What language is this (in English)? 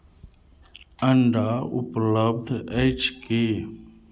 Maithili